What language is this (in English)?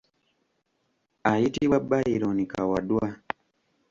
Ganda